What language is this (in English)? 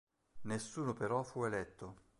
Italian